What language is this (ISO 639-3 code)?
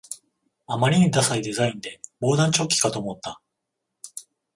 jpn